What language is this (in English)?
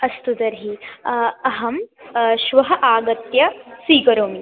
Sanskrit